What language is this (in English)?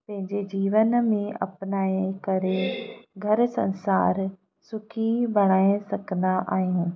Sindhi